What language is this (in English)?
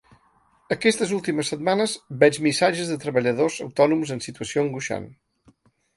Catalan